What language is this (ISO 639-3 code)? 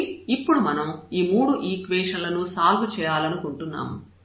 tel